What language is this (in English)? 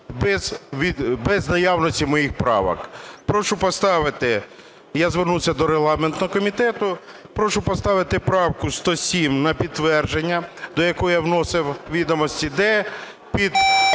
Ukrainian